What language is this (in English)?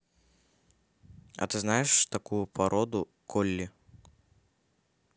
Russian